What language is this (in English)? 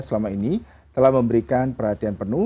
Indonesian